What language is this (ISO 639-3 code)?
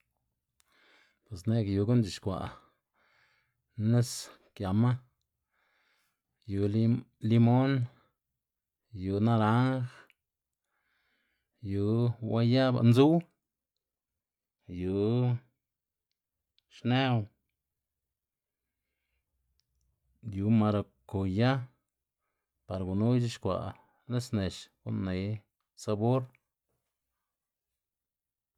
ztg